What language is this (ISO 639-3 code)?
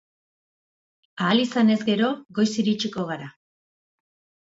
eus